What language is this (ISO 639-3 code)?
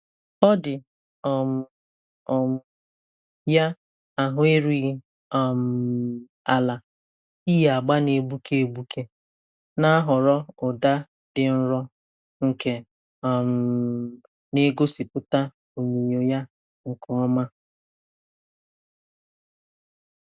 ibo